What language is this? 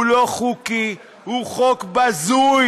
Hebrew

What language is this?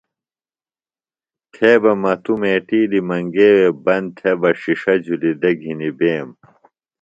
Phalura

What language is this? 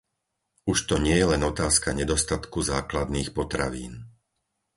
Slovak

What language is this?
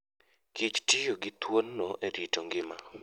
Luo (Kenya and Tanzania)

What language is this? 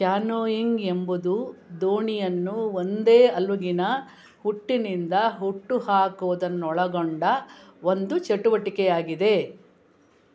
Kannada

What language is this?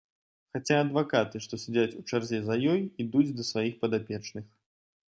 Belarusian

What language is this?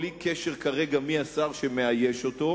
Hebrew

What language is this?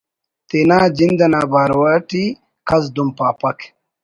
Brahui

